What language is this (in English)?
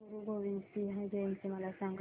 Marathi